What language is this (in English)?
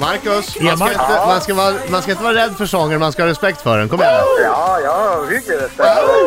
Swedish